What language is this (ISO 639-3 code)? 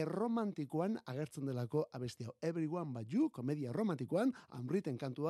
spa